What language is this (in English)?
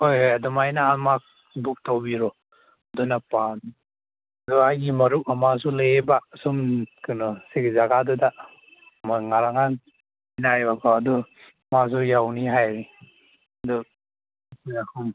Manipuri